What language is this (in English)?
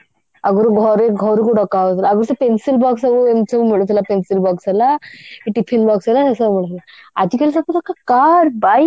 Odia